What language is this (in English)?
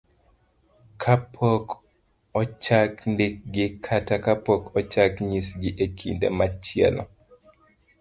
Luo (Kenya and Tanzania)